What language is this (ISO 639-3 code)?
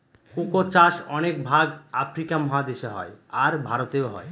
ben